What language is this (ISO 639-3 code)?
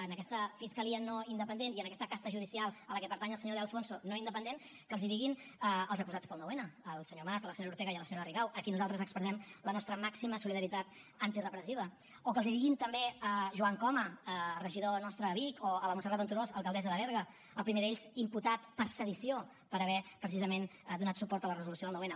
cat